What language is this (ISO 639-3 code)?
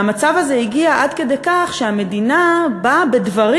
heb